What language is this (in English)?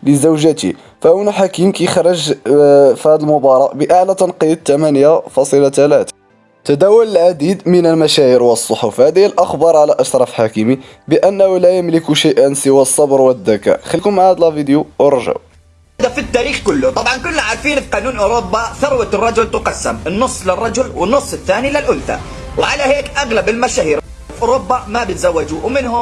Arabic